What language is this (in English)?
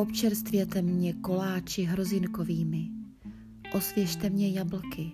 Czech